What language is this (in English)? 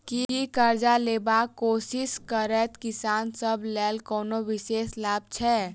Maithili